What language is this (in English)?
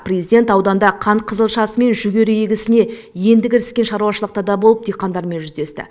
Kazakh